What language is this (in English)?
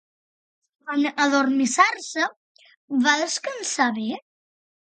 Catalan